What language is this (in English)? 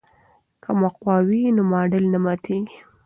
Pashto